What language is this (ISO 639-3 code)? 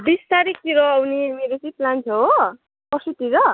nep